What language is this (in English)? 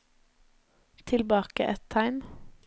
Norwegian